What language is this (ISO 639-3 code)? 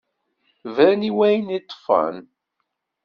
kab